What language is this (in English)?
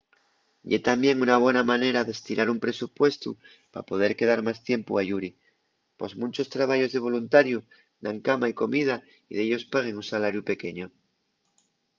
Asturian